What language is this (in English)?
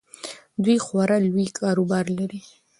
Pashto